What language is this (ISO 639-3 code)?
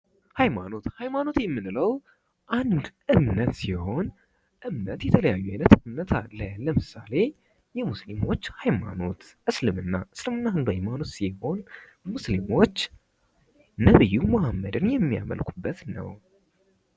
amh